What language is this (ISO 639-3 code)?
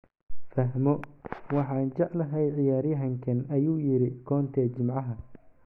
som